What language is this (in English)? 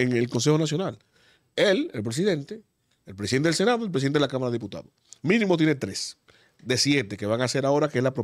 Spanish